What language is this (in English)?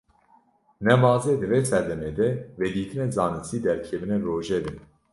Kurdish